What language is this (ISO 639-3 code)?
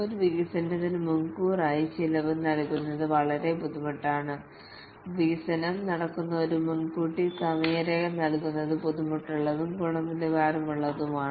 mal